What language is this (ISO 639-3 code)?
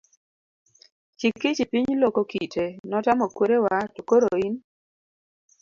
luo